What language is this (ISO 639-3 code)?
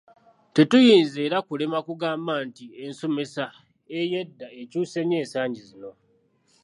lug